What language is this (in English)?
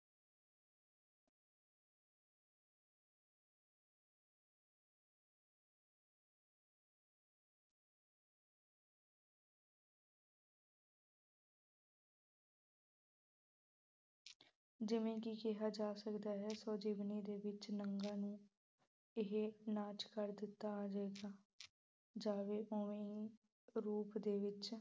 Punjabi